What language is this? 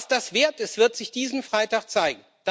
German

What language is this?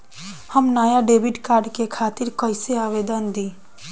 Bhojpuri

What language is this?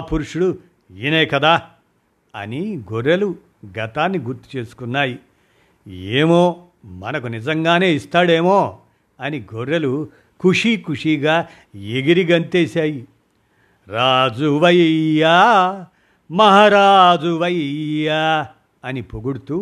Telugu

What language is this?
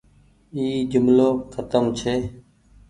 Goaria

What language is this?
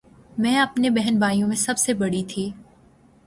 Urdu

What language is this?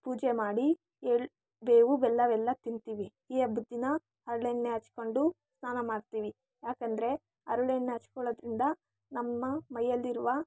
Kannada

